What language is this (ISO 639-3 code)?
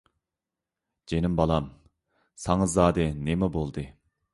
uig